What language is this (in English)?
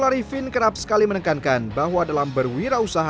Indonesian